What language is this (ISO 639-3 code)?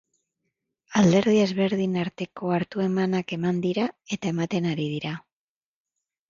eus